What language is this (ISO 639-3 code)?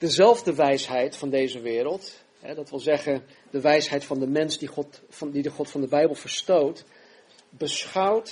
nld